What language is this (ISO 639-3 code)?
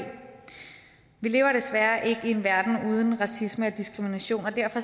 dan